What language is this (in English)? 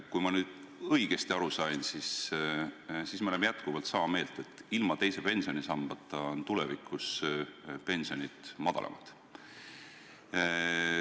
Estonian